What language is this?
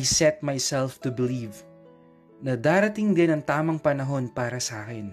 Filipino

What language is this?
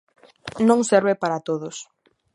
Galician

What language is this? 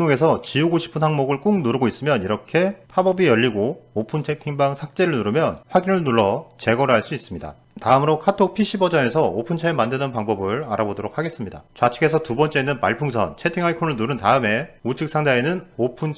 Korean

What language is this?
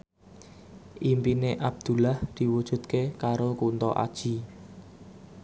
Javanese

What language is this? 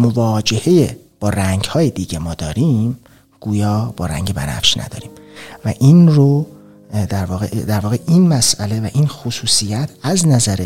Persian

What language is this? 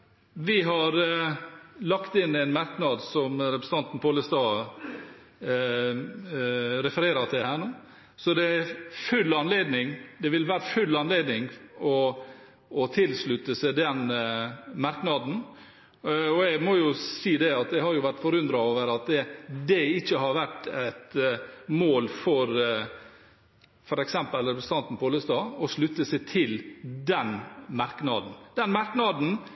Norwegian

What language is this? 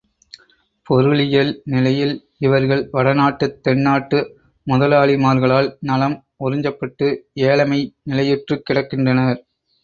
Tamil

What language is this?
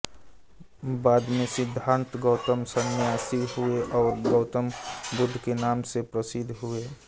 Hindi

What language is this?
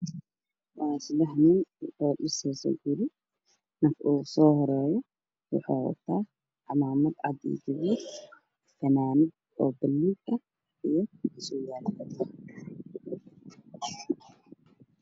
Somali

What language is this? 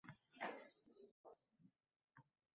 Uzbek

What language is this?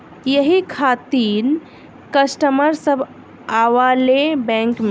Bhojpuri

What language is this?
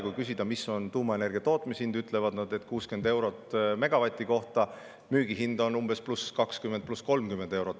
Estonian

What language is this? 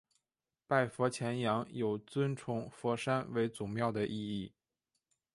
Chinese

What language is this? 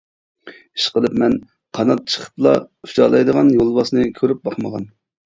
Uyghur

